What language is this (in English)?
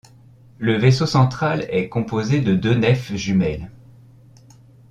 French